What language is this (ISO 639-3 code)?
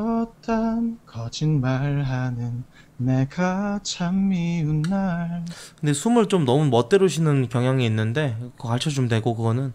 kor